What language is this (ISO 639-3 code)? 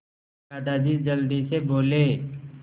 hin